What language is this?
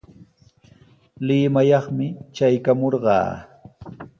Sihuas Ancash Quechua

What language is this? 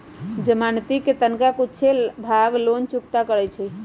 Magahi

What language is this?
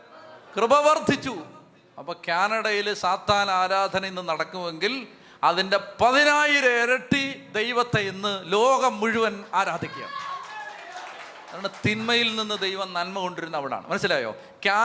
Malayalam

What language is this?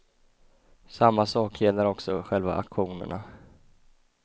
Swedish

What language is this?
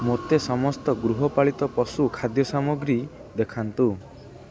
Odia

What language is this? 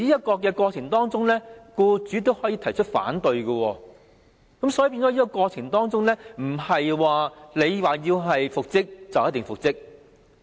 Cantonese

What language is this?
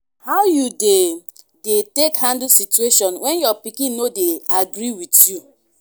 Nigerian Pidgin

